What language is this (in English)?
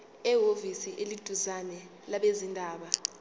Zulu